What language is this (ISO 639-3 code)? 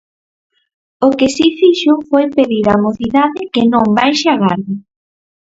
glg